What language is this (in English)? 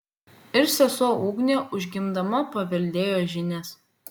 Lithuanian